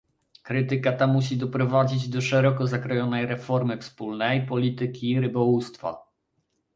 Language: Polish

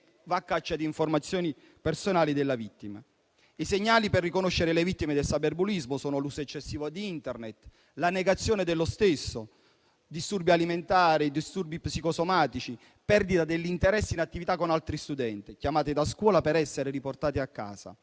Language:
Italian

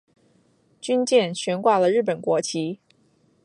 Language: Chinese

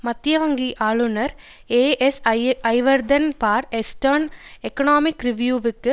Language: Tamil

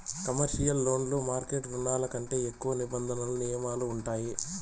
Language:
Telugu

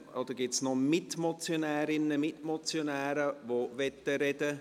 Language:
Swiss German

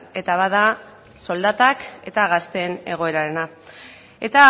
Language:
Basque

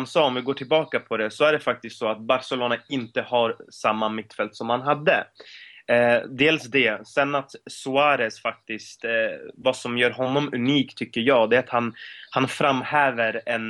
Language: Swedish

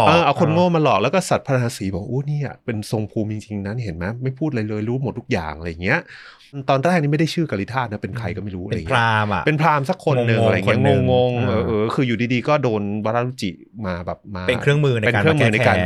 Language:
Thai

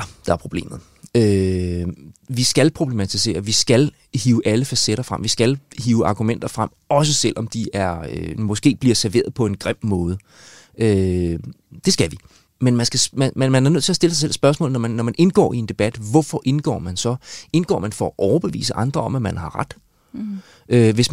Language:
Danish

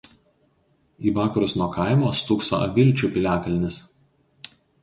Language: Lithuanian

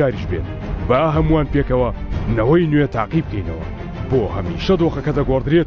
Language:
Persian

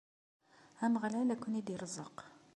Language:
Kabyle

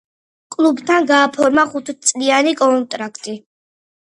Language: Georgian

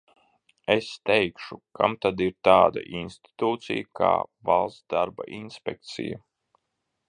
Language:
Latvian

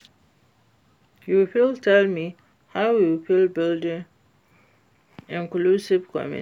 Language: Nigerian Pidgin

